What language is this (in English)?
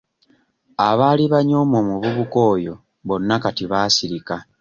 Ganda